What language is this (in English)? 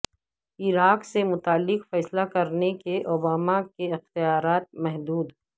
Urdu